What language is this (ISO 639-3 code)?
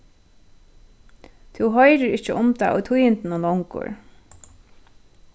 fao